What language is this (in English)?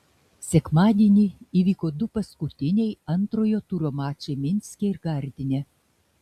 Lithuanian